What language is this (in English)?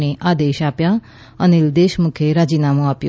Gujarati